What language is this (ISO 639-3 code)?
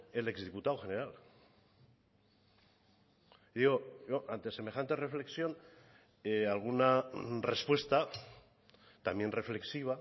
spa